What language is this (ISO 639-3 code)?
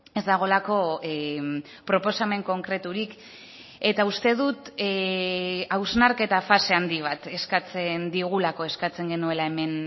eus